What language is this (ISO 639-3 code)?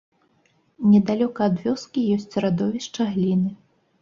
bel